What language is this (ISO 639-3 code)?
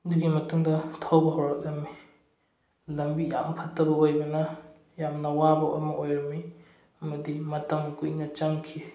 mni